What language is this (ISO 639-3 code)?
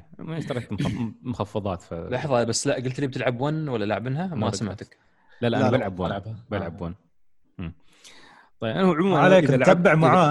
ara